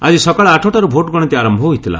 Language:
Odia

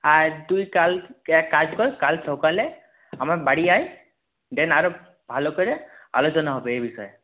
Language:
Bangla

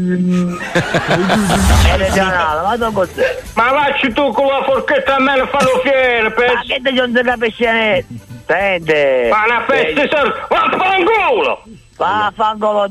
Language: Italian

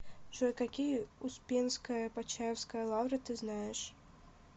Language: Russian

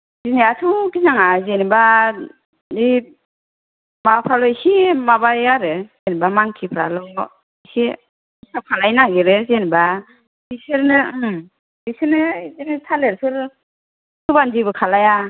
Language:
Bodo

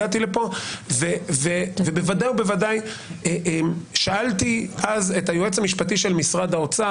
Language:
Hebrew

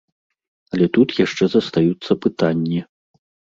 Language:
Belarusian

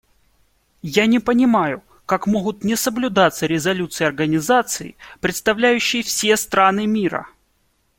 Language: Russian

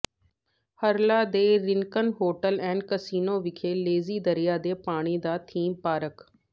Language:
Punjabi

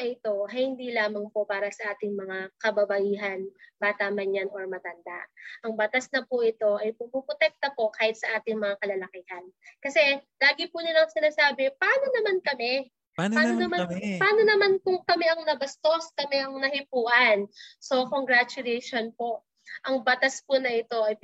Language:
Filipino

